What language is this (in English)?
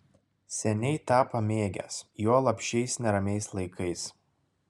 Lithuanian